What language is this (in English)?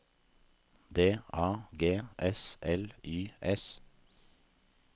Norwegian